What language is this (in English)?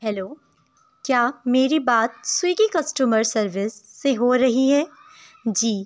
Urdu